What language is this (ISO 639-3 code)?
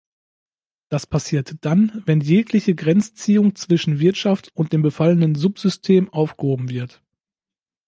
deu